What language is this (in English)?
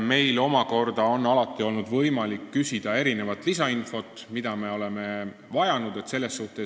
Estonian